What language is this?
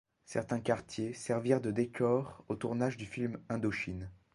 French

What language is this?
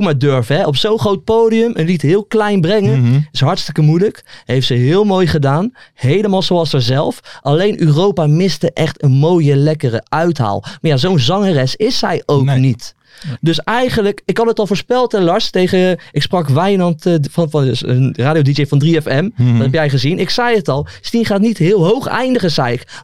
Dutch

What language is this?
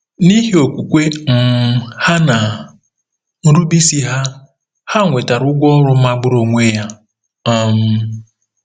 Igbo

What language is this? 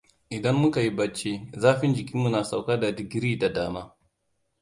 Hausa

